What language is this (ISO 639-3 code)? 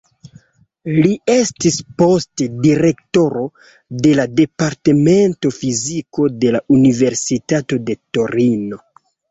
epo